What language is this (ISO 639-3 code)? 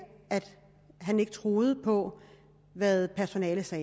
dan